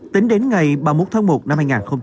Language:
Vietnamese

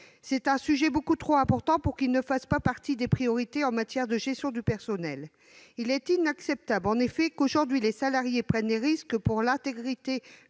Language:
French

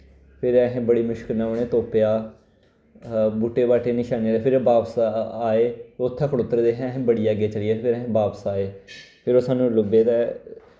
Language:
Dogri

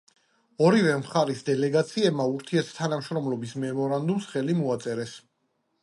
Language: Georgian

